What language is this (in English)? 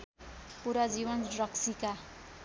Nepali